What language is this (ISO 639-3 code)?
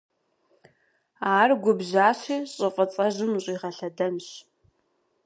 kbd